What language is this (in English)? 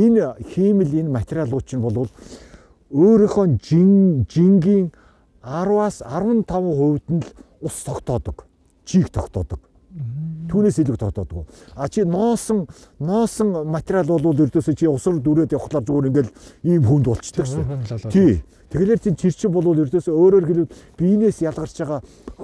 Turkish